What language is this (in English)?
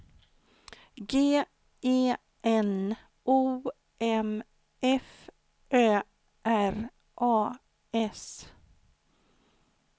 Swedish